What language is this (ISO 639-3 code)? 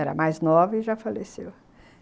por